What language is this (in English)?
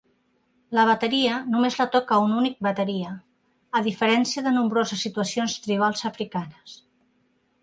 Catalan